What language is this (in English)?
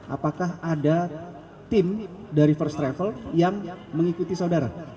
Indonesian